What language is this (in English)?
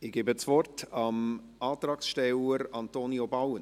Swiss German